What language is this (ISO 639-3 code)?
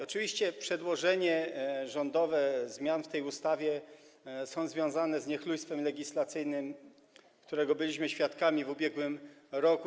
pol